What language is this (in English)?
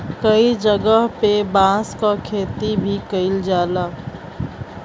Bhojpuri